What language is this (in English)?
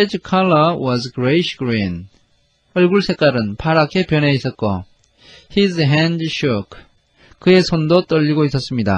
Korean